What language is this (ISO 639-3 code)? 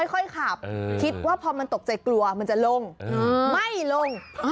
tha